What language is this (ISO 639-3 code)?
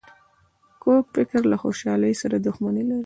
pus